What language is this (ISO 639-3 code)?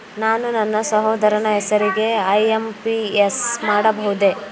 kan